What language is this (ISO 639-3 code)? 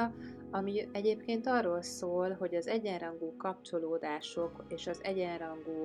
hun